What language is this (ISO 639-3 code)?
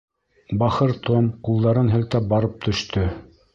bak